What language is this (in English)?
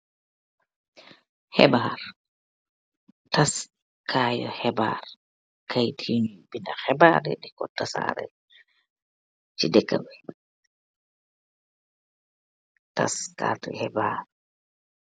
Wolof